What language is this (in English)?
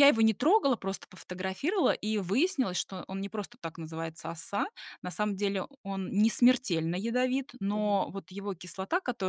Russian